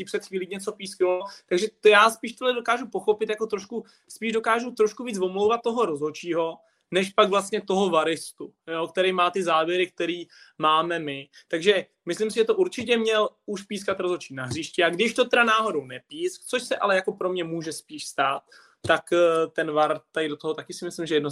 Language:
Czech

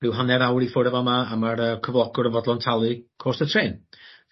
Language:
Welsh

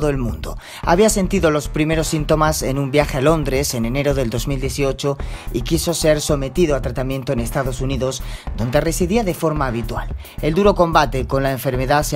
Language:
Spanish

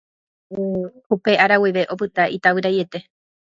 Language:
Guarani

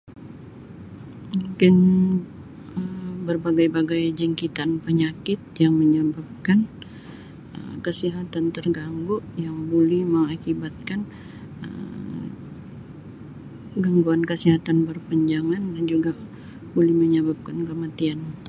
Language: Sabah Malay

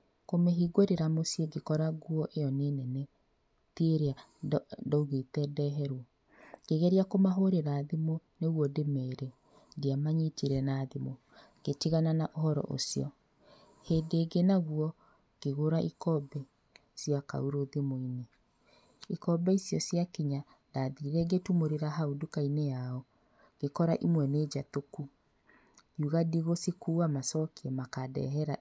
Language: Kikuyu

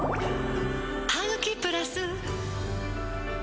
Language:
Japanese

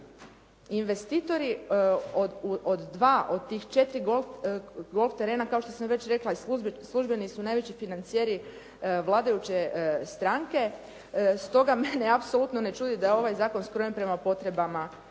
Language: Croatian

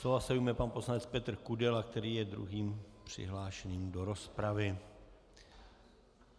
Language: Czech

